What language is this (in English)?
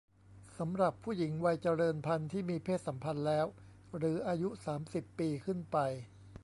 Thai